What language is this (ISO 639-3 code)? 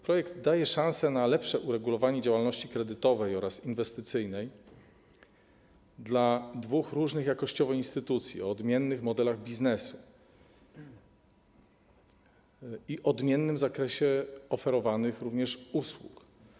pol